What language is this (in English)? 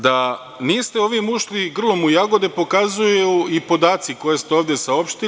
Serbian